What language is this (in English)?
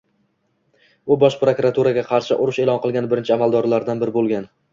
Uzbek